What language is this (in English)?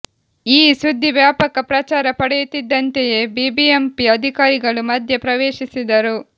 Kannada